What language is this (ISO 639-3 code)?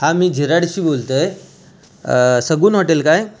mar